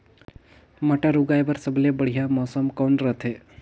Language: Chhattisgarhi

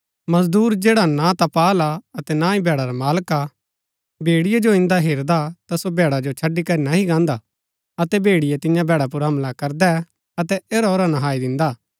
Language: Gaddi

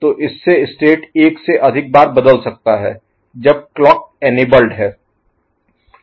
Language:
Hindi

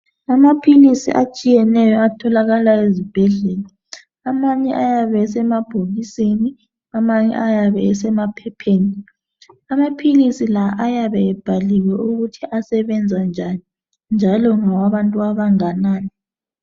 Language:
North Ndebele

